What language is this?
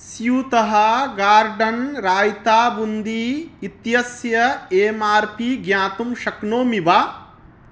Sanskrit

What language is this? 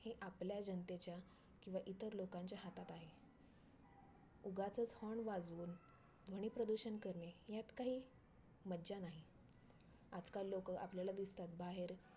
Marathi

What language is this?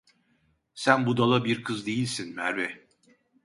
Turkish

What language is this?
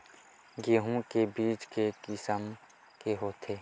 Chhattisgarhi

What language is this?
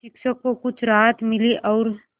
Hindi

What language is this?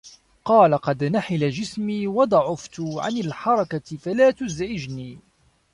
Arabic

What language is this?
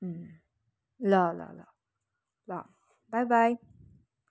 Nepali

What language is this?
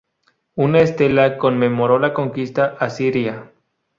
Spanish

